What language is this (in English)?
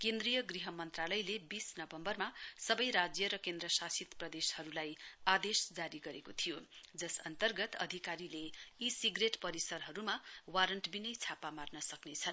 Nepali